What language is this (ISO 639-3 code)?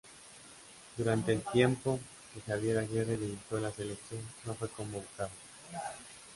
spa